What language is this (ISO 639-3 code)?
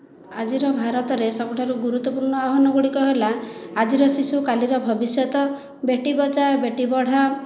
ori